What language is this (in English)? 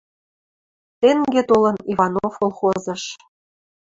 Western Mari